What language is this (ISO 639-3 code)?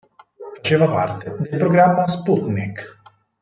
ita